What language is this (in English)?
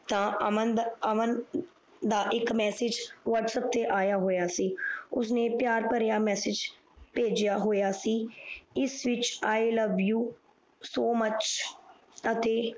Punjabi